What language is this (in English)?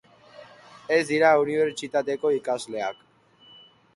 Basque